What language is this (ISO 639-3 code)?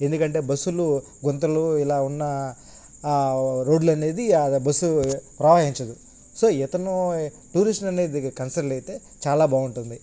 tel